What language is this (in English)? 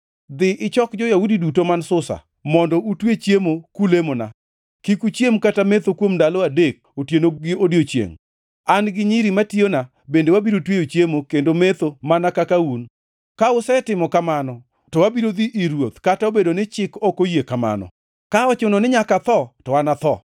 Luo (Kenya and Tanzania)